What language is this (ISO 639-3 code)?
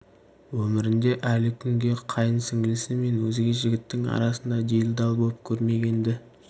kaz